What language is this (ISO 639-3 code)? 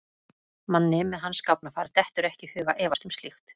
isl